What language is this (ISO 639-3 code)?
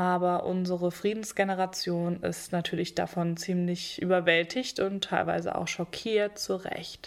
deu